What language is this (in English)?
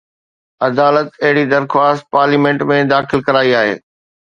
Sindhi